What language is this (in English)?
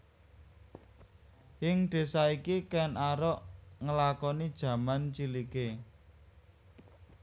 Javanese